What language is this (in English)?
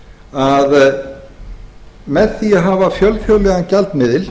Icelandic